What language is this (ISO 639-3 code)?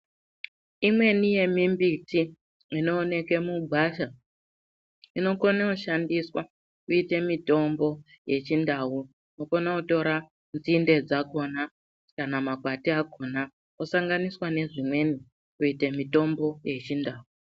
ndc